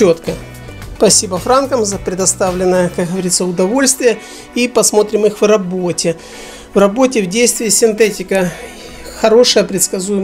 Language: Russian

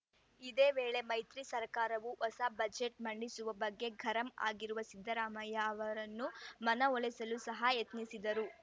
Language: Kannada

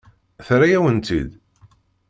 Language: Kabyle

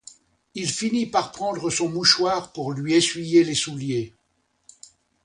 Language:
French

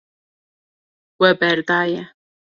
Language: Kurdish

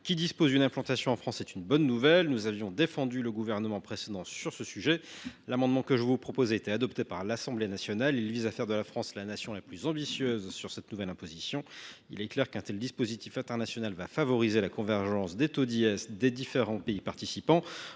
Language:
French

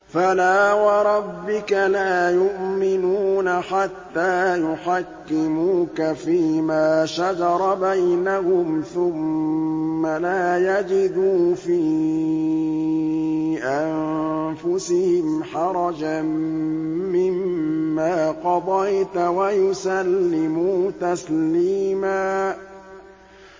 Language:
Arabic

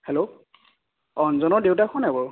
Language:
Assamese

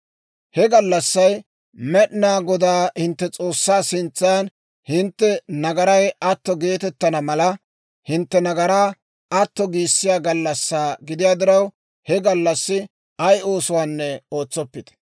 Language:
Dawro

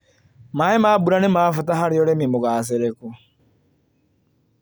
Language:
Kikuyu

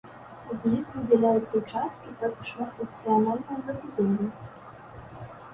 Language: Belarusian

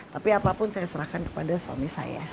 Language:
Indonesian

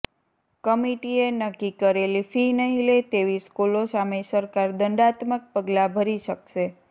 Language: Gujarati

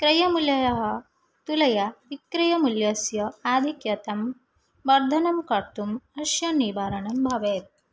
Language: Sanskrit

